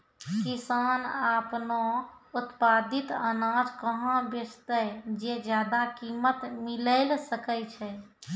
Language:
Maithili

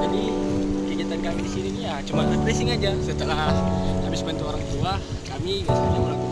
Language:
Indonesian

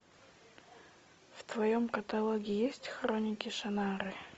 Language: Russian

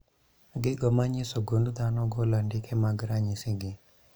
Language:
Luo (Kenya and Tanzania)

